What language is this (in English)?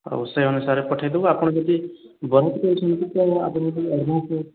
Odia